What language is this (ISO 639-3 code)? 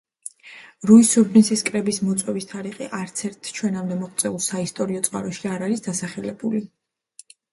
kat